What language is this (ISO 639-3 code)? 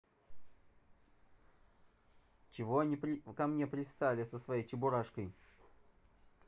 rus